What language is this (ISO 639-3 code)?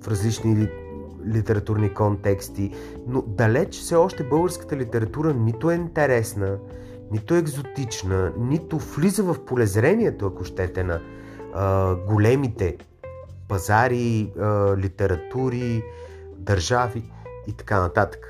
bul